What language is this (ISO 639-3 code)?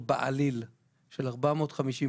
heb